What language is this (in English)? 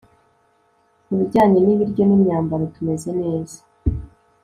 Kinyarwanda